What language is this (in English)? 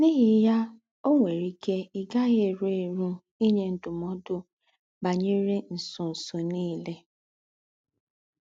Igbo